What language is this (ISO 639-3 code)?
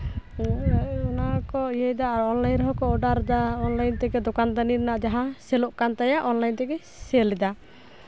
sat